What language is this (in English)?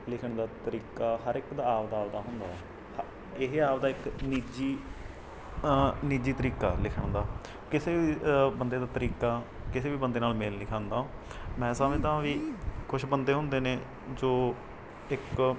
Punjabi